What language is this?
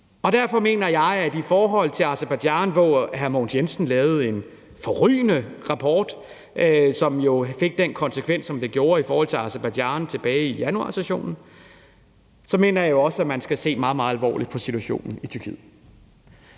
Danish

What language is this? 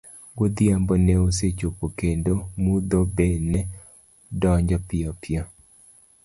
Luo (Kenya and Tanzania)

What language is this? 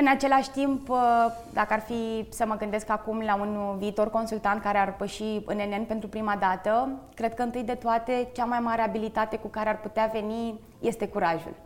Romanian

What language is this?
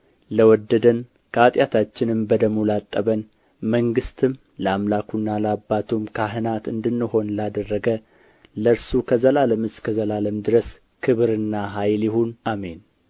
Amharic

